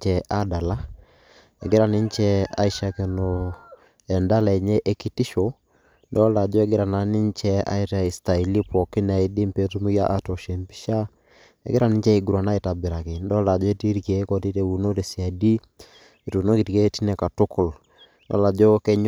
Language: Masai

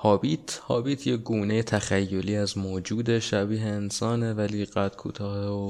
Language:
Persian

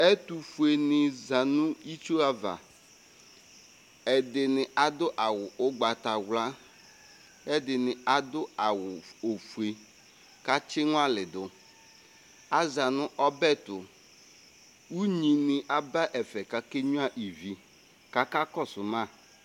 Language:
Ikposo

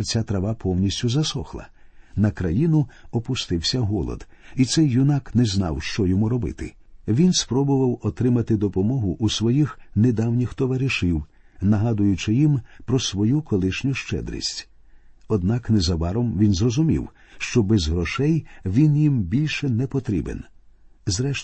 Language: Ukrainian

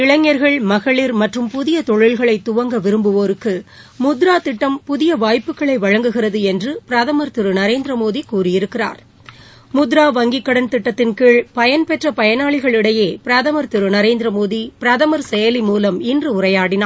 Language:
Tamil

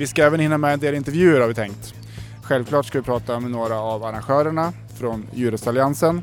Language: Swedish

